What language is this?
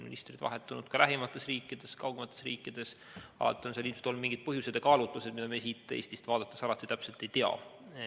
Estonian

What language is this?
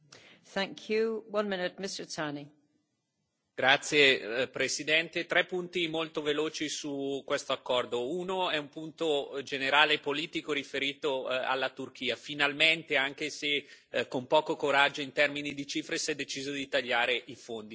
Italian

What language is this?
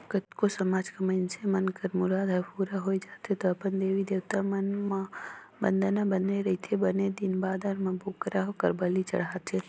Chhattisgarhi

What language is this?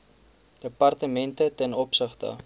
Afrikaans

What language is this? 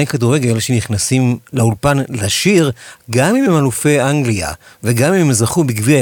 Hebrew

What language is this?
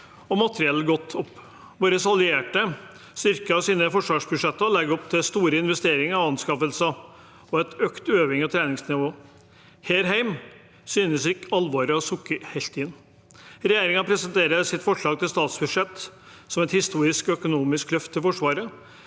Norwegian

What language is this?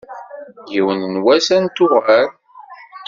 Kabyle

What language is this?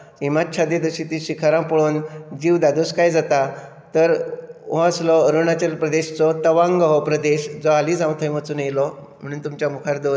Konkani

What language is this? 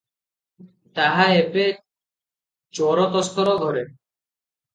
Odia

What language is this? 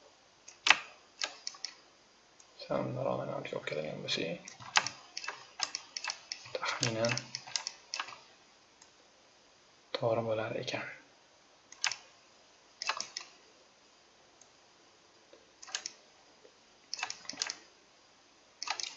Turkish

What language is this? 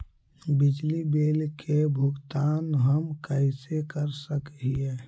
Magahi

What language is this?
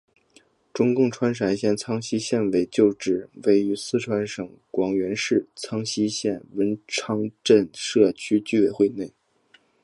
Chinese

